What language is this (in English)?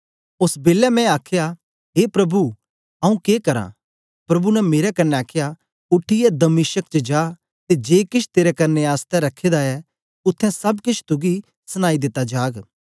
Dogri